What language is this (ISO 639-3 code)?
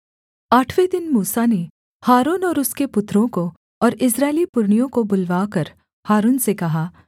hin